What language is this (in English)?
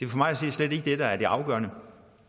Danish